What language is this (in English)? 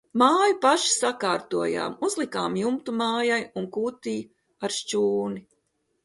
Latvian